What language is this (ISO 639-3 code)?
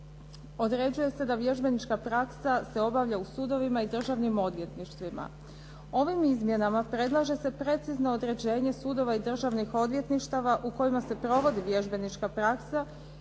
hrv